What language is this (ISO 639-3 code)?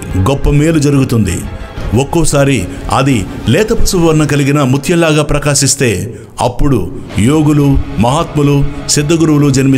tel